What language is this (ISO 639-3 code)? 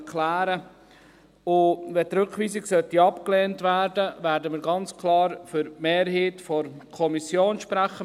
gsw